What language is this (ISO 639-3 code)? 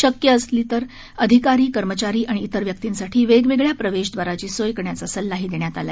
mar